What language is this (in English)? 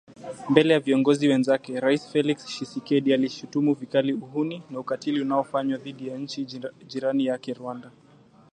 Swahili